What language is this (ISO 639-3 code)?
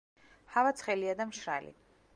kat